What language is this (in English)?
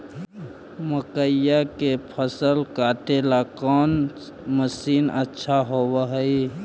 Magahi